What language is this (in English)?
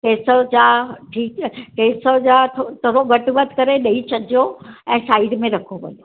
Sindhi